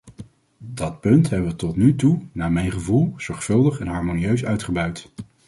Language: Dutch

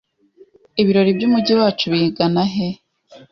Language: Kinyarwanda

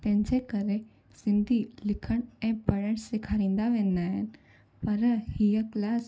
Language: Sindhi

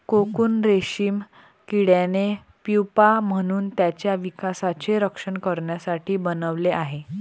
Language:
Marathi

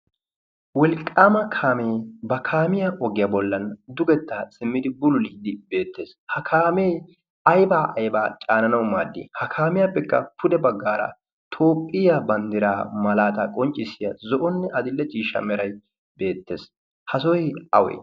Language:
Wolaytta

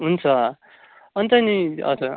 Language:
Nepali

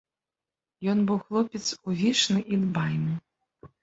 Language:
Belarusian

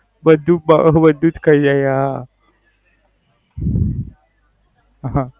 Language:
Gujarati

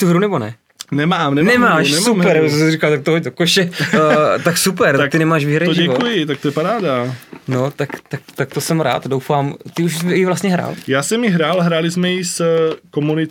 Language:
Czech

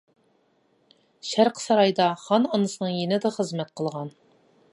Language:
Uyghur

